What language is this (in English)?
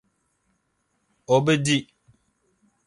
Dagbani